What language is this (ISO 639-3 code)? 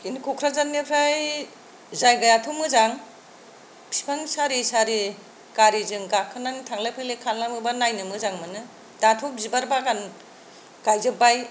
brx